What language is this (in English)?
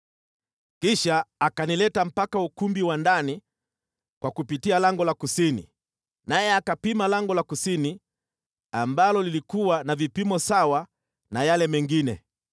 Swahili